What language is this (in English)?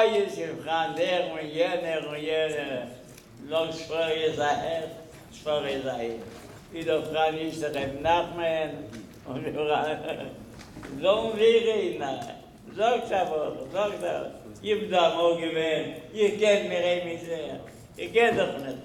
Hebrew